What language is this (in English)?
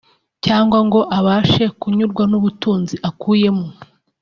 Kinyarwanda